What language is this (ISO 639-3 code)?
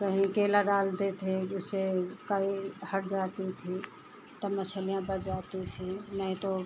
hin